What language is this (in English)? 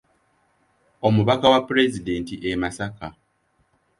Ganda